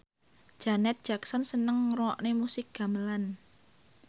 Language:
Javanese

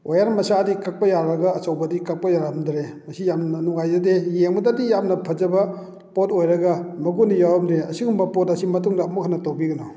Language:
Manipuri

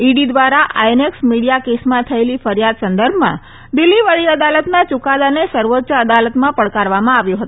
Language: Gujarati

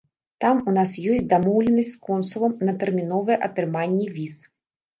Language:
Belarusian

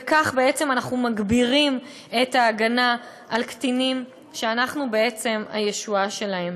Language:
Hebrew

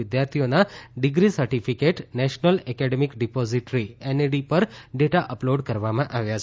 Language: Gujarati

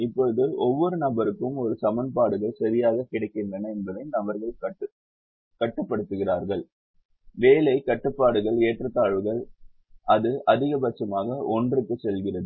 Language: Tamil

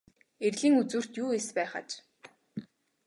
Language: Mongolian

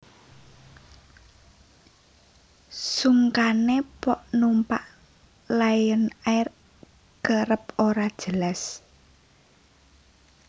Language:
Javanese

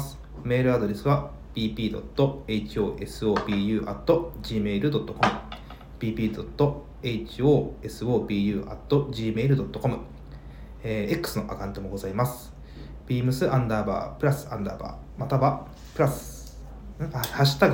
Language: Japanese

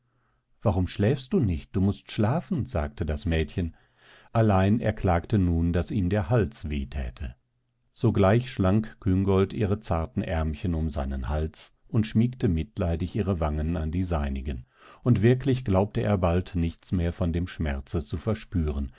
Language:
German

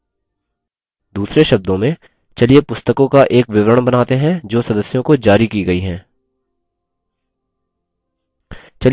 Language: Hindi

